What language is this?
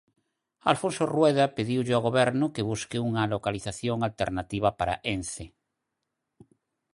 Galician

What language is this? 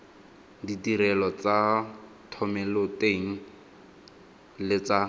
Tswana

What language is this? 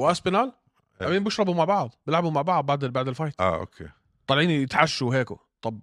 Arabic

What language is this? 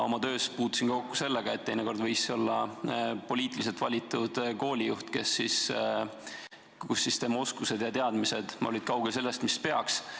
Estonian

